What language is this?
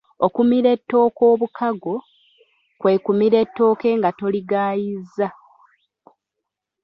Ganda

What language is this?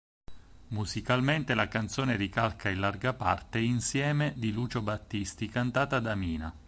Italian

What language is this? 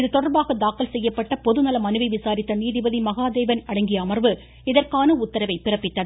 Tamil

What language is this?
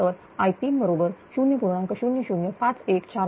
Marathi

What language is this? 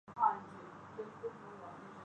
Urdu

